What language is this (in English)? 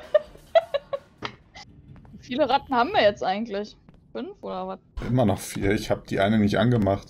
German